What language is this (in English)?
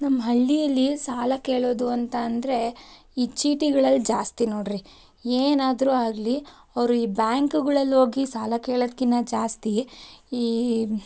Kannada